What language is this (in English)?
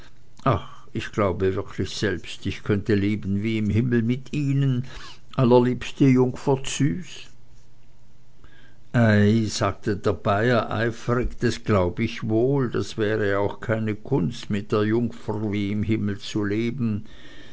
German